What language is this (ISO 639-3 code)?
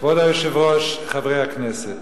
heb